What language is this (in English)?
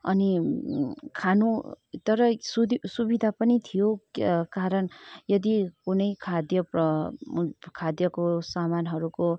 Nepali